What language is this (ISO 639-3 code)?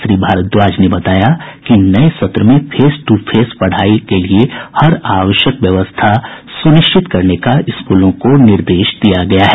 hin